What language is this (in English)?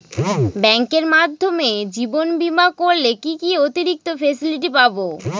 Bangla